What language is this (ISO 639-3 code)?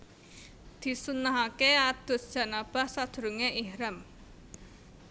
jav